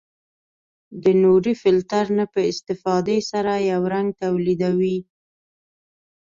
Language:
Pashto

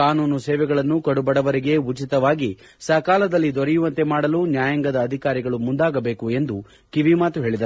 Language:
Kannada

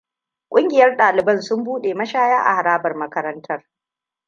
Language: Hausa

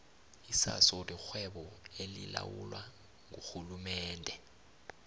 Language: South Ndebele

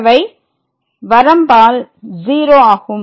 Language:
Tamil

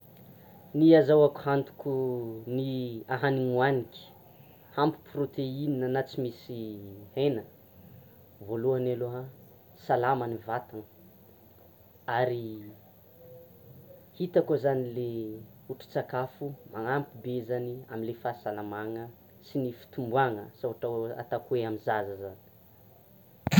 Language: Tsimihety Malagasy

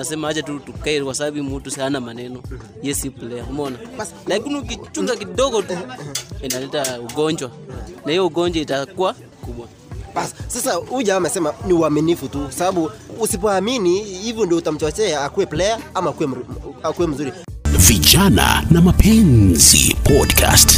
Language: Swahili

